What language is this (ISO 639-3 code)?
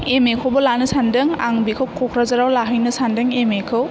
brx